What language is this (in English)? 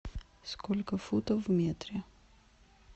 Russian